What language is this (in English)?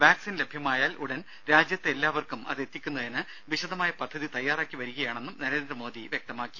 Malayalam